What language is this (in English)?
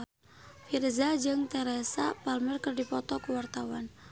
Sundanese